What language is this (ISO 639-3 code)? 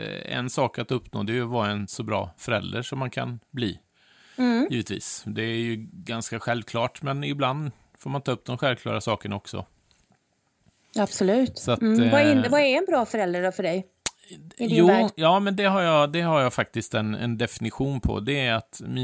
swe